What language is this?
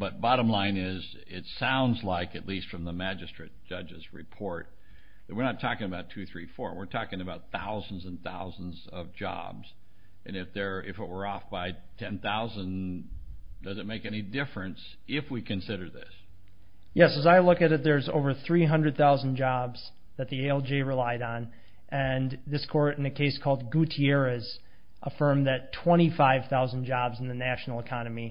English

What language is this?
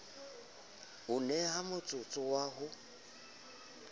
Southern Sotho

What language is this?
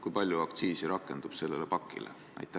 Estonian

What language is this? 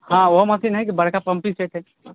Maithili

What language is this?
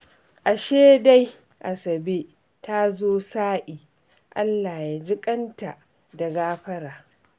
Hausa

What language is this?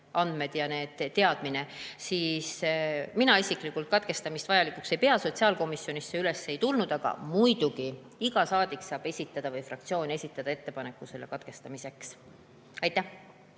Estonian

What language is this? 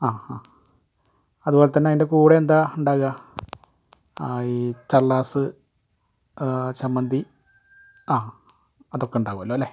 Malayalam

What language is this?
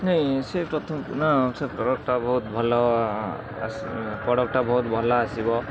Odia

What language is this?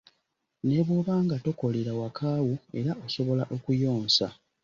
Ganda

